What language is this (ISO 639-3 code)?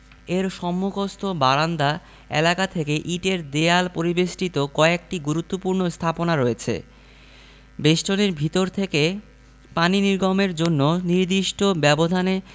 ben